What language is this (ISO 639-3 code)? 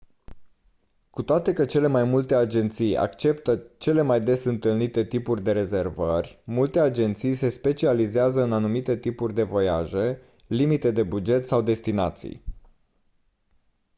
ron